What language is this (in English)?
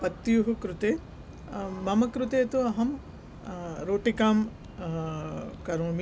Sanskrit